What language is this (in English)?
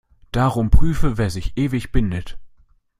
German